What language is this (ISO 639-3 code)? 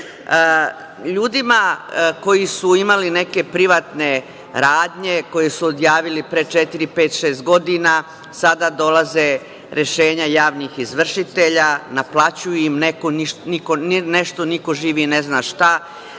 srp